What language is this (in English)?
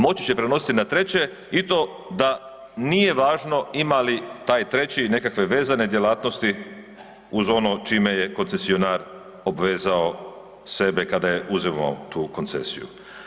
Croatian